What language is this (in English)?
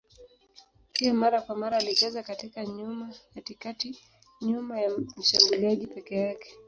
Swahili